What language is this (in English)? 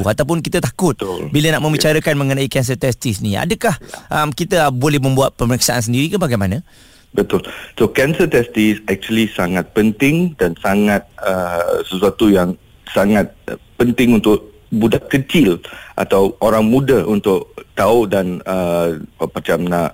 Malay